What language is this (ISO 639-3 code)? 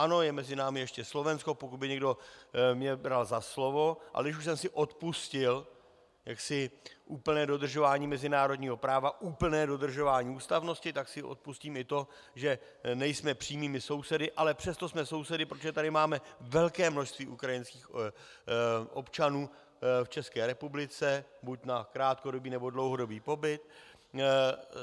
ces